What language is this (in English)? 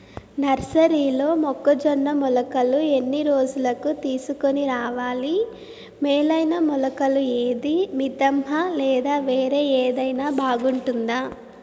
Telugu